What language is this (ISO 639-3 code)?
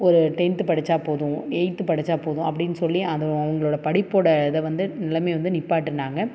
tam